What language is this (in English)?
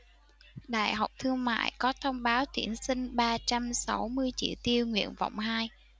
Vietnamese